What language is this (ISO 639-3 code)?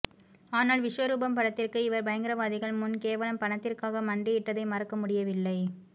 tam